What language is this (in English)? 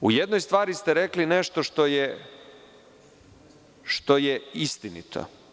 Serbian